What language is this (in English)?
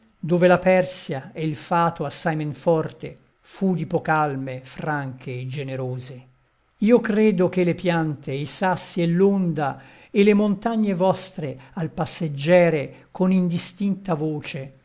Italian